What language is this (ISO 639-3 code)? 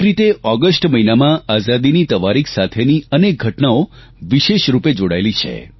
guj